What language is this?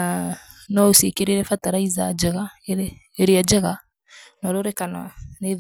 Kikuyu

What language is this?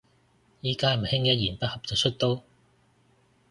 Cantonese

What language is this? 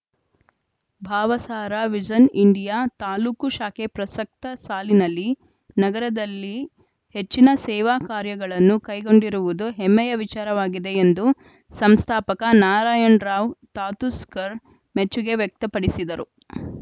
Kannada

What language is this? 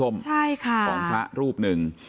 Thai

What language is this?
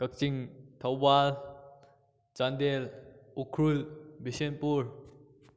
Manipuri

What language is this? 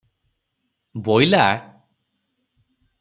Odia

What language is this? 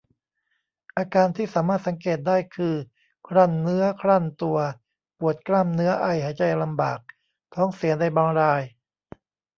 Thai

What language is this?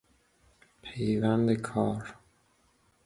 Persian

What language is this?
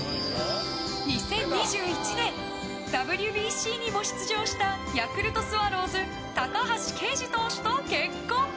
Japanese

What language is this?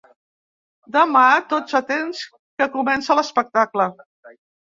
Catalan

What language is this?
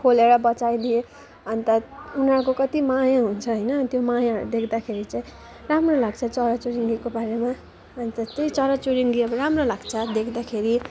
Nepali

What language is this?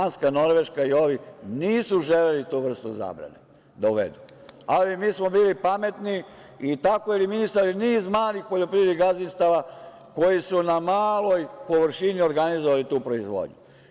Serbian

